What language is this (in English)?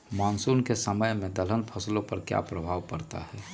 Magahi